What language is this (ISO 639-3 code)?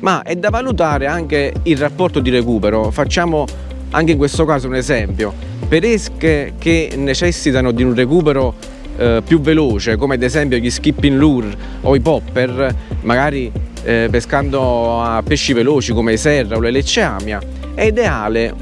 ita